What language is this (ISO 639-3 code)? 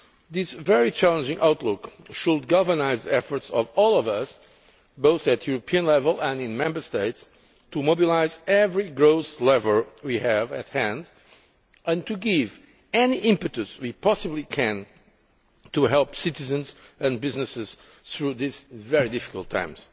eng